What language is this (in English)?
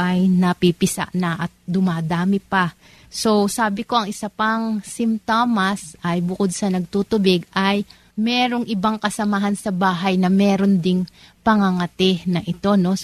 Filipino